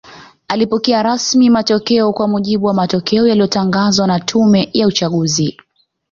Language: Swahili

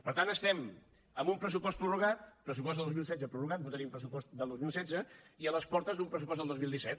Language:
Catalan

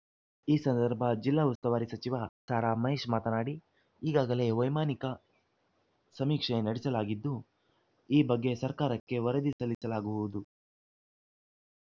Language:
Kannada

